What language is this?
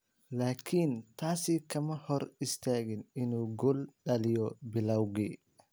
Somali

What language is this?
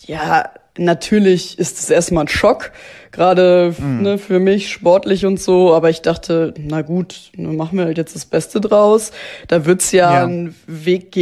German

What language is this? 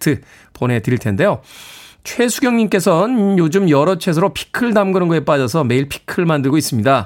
Korean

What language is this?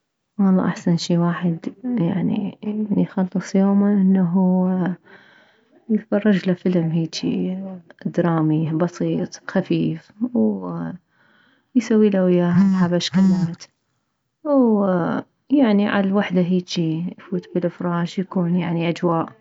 Mesopotamian Arabic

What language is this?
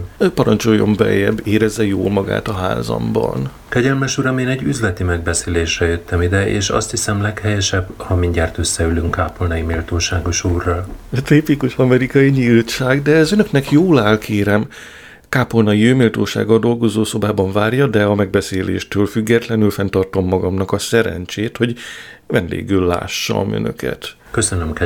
Hungarian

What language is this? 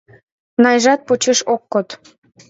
Mari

